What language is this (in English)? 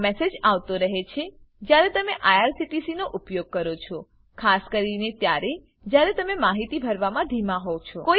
Gujarati